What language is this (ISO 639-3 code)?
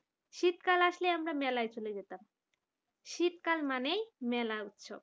ben